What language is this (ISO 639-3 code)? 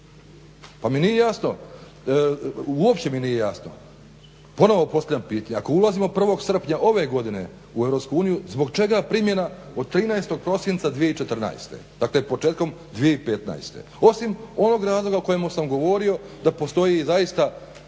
hrv